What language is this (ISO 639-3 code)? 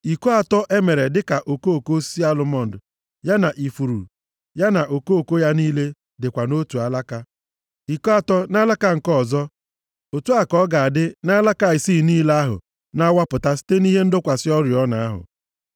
ibo